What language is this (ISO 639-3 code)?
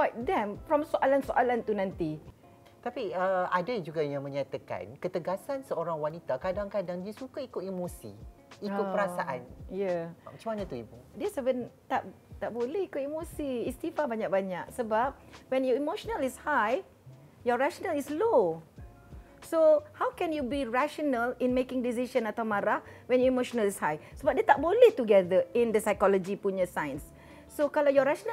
msa